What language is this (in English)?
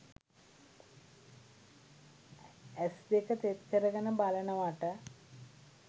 Sinhala